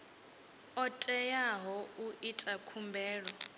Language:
Venda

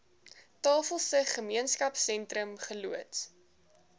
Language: Afrikaans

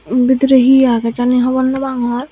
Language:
Chakma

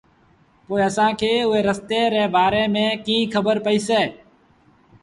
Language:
Sindhi Bhil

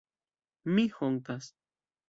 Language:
Esperanto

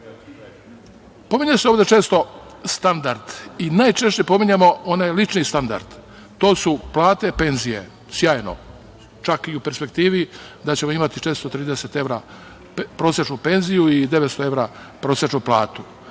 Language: Serbian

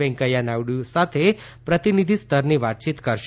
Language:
Gujarati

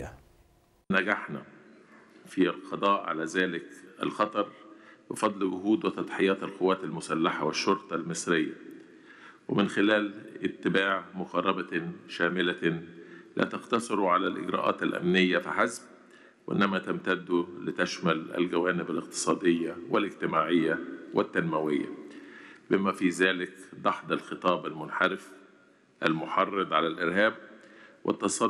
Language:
Arabic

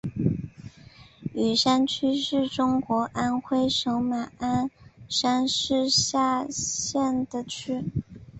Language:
Chinese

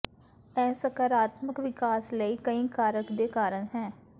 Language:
Punjabi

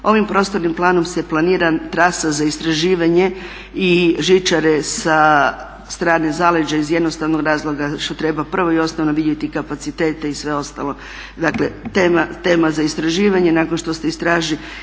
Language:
Croatian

